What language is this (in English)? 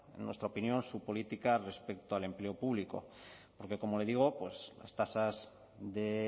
Spanish